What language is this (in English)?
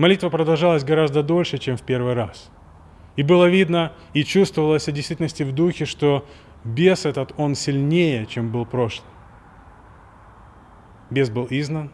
Russian